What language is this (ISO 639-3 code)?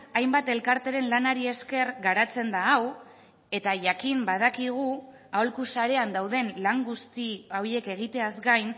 eus